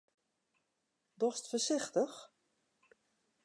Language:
Western Frisian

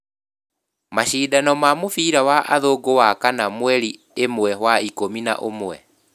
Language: Kikuyu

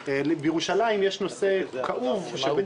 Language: Hebrew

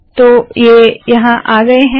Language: Hindi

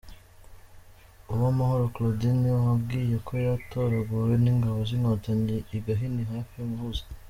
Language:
Kinyarwanda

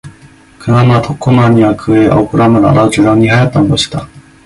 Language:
Korean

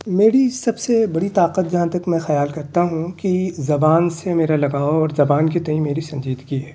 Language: Urdu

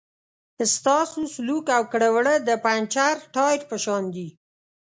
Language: Pashto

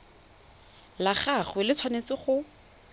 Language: Tswana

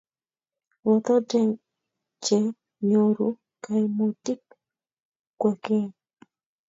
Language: Kalenjin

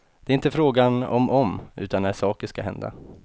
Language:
Swedish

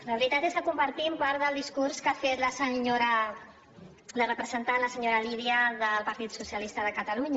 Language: Catalan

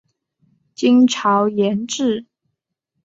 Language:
Chinese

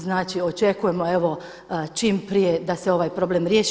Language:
Croatian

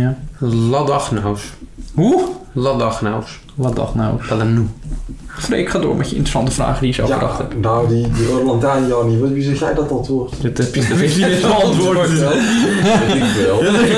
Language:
Dutch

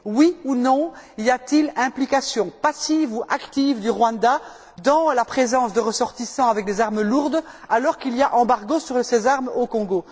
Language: French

